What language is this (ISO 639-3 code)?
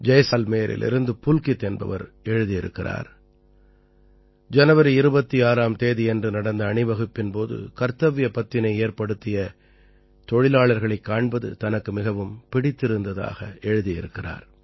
tam